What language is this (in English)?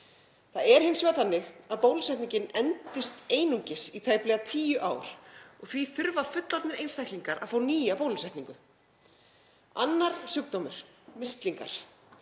Icelandic